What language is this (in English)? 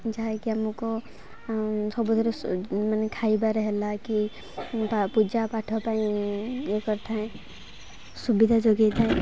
Odia